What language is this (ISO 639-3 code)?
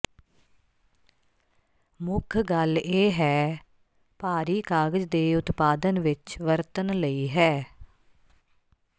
pan